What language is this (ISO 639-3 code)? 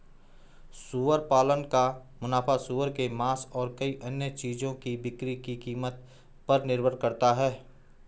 hin